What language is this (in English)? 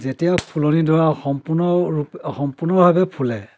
Assamese